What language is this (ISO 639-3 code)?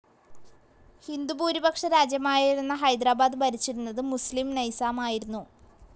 mal